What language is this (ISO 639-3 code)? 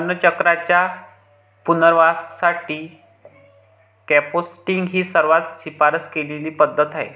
mar